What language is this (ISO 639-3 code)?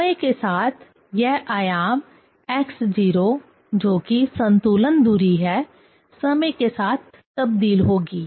hin